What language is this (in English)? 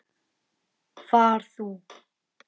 Icelandic